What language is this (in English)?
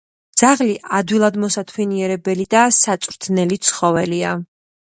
Georgian